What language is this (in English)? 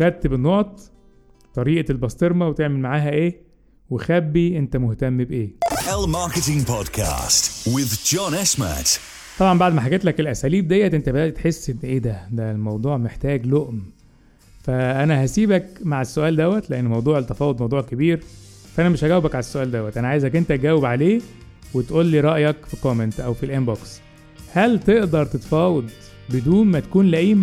Arabic